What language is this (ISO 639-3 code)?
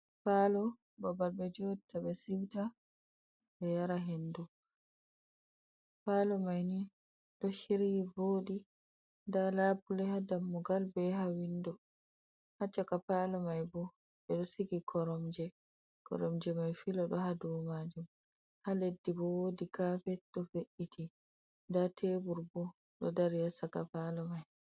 ful